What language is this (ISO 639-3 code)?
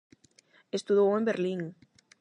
glg